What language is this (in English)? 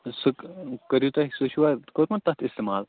Kashmiri